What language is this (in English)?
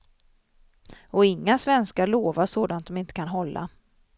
Swedish